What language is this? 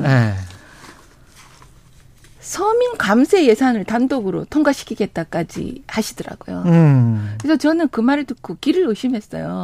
Korean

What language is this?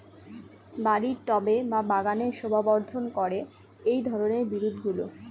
Bangla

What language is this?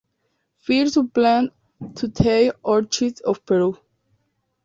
Spanish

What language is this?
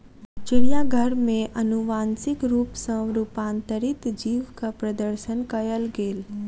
Maithili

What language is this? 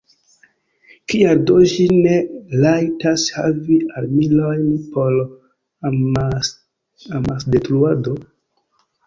Esperanto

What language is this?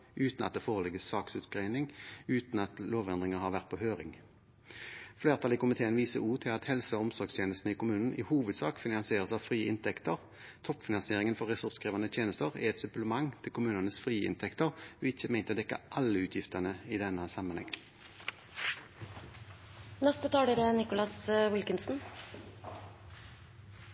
Norwegian Bokmål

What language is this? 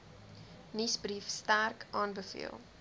Afrikaans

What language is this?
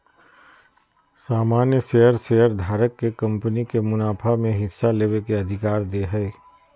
Magahi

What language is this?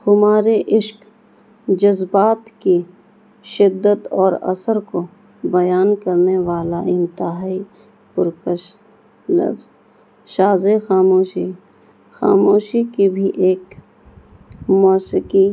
Urdu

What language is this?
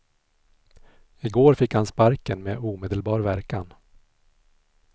Swedish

